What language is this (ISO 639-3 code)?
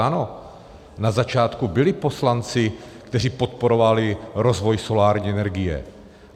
ces